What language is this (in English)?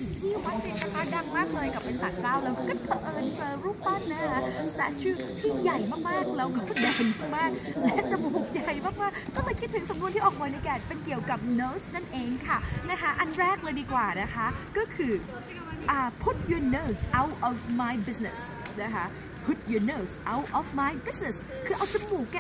Thai